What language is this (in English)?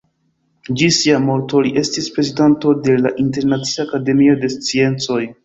Esperanto